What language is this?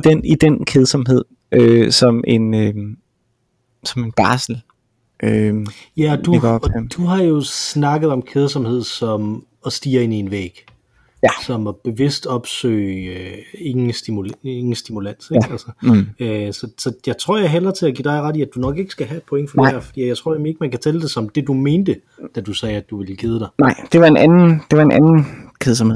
Danish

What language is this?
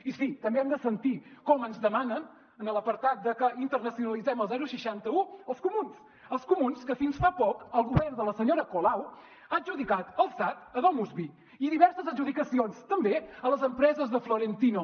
Catalan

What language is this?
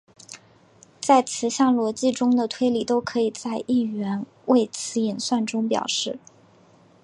Chinese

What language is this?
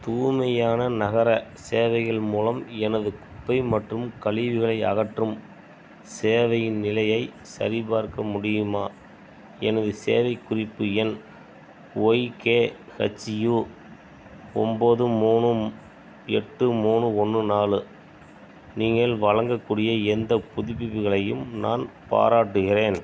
Tamil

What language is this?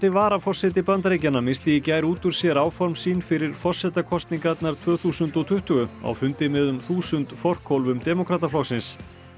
Icelandic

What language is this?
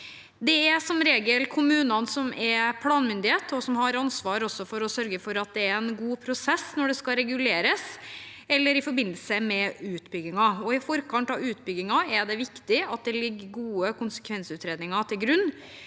Norwegian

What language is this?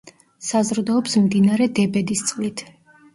Georgian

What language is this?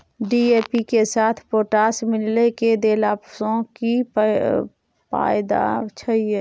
Maithili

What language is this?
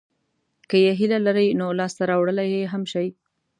Pashto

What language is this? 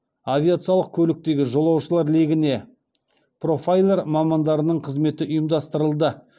Kazakh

